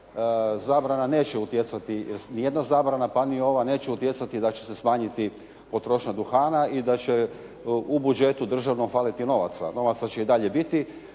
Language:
Croatian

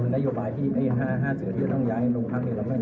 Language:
Thai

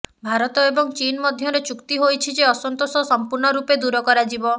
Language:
Odia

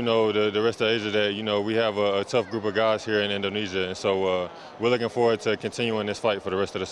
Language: Indonesian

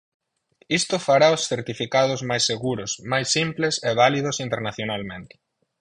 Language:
Galician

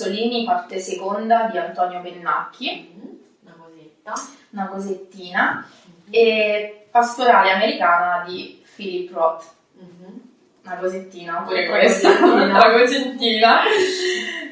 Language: Italian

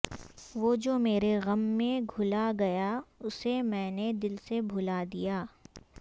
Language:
Urdu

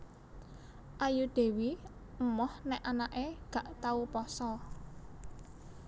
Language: Javanese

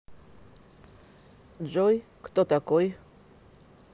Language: Russian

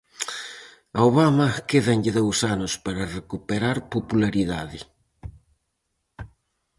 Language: Galician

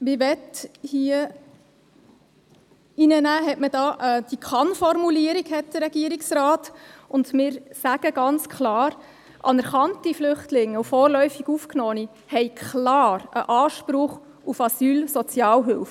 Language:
Swiss German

